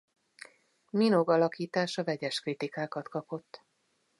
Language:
Hungarian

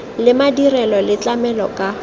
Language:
Tswana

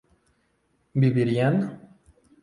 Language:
Spanish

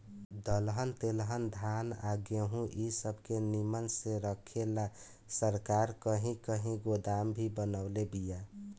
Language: Bhojpuri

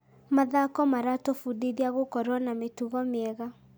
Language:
Kikuyu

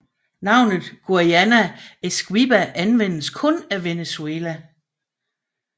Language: Danish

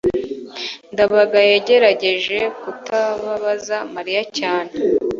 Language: Kinyarwanda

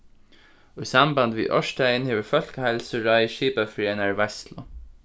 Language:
Faroese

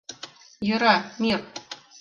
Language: Mari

